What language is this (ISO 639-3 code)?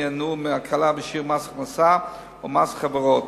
heb